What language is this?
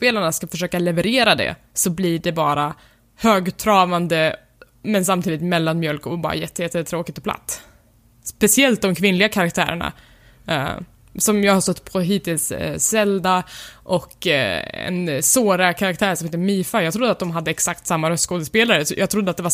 Swedish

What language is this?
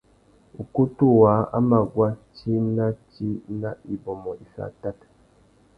Tuki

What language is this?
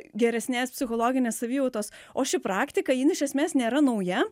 Lithuanian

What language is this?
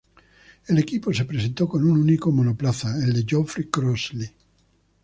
Spanish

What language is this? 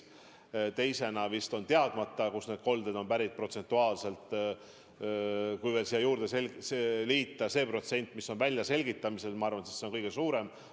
Estonian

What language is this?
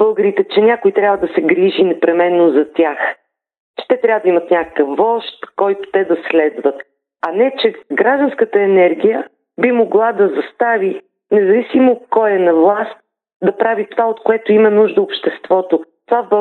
Bulgarian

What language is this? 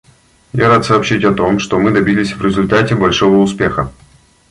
Russian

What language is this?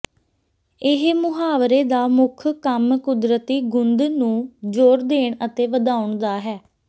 Punjabi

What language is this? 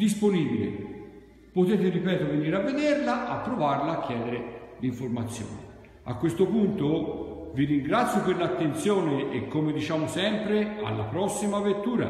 Italian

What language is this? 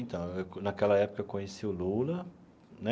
Portuguese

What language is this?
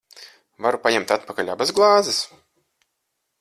Latvian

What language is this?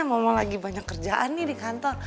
Indonesian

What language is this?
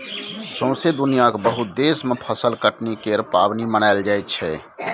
Maithili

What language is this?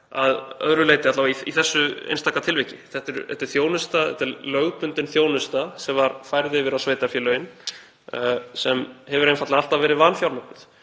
Icelandic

